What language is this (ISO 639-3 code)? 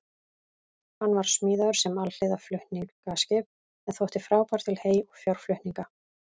isl